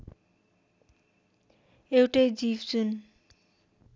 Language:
Nepali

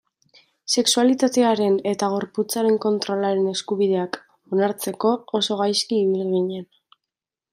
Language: Basque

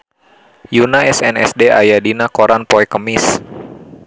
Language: Sundanese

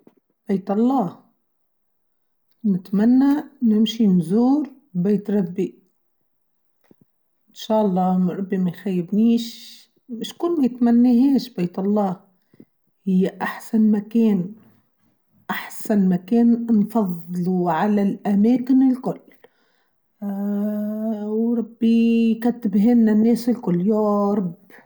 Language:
Tunisian Arabic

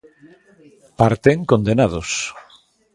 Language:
Galician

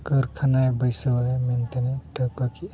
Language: Santali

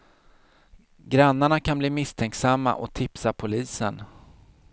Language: Swedish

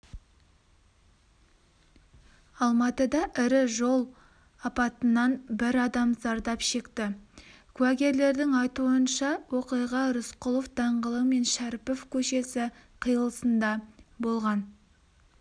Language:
Kazakh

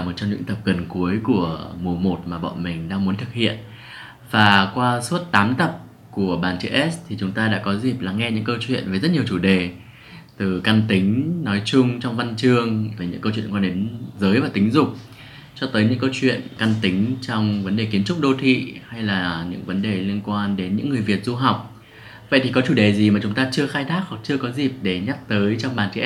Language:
Vietnamese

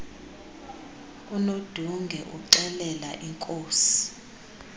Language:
Xhosa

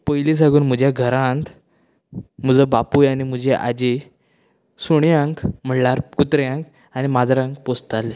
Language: Konkani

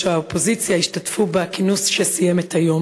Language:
Hebrew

